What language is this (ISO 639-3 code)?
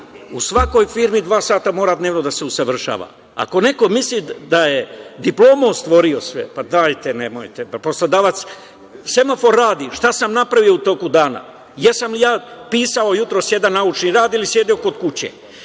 srp